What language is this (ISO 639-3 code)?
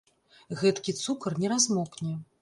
bel